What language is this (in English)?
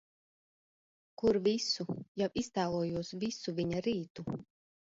Latvian